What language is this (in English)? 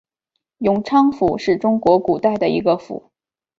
Chinese